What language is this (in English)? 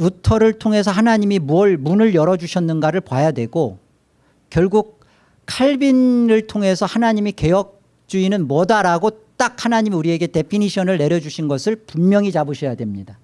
Korean